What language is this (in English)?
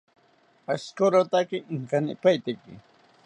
South Ucayali Ashéninka